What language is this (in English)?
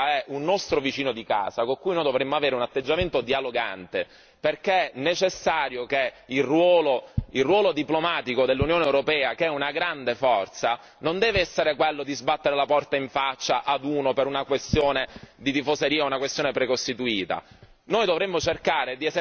Italian